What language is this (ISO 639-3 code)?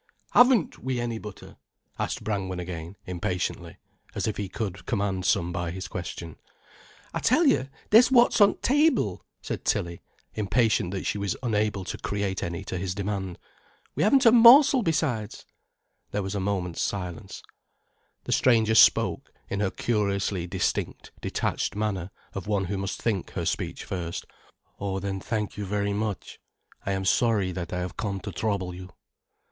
eng